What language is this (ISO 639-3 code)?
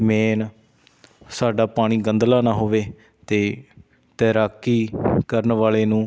pan